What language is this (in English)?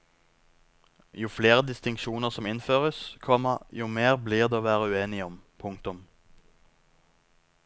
Norwegian